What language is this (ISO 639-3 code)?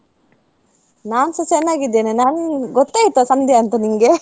kan